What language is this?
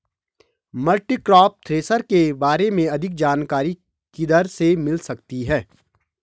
Hindi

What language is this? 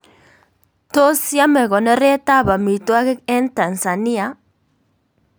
Kalenjin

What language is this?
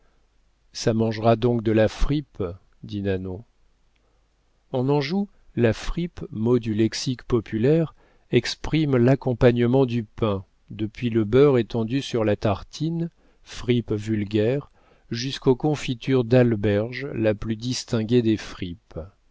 French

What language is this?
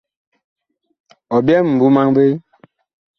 Bakoko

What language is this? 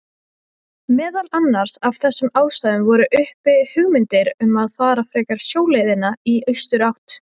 Icelandic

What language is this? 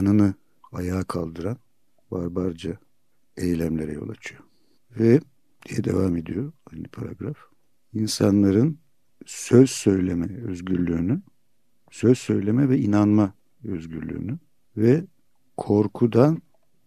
Turkish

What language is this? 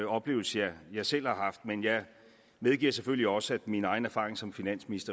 Danish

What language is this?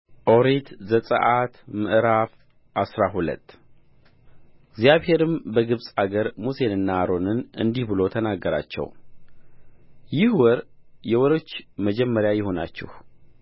Amharic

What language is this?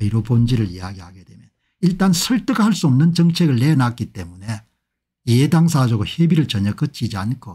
Korean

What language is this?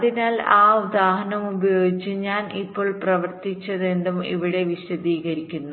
Malayalam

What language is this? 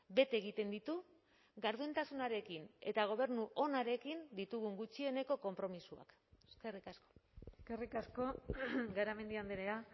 Basque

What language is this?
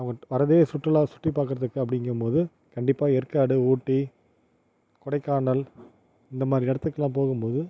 Tamil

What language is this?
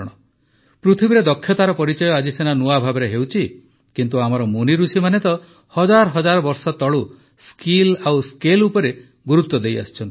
Odia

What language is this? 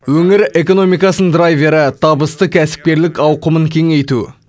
Kazakh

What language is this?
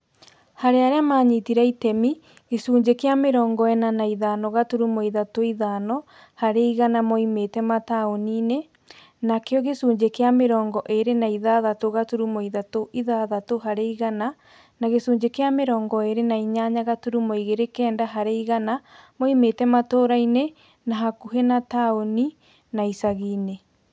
Kikuyu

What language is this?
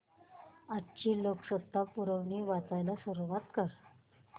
Marathi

